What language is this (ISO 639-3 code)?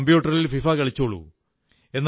mal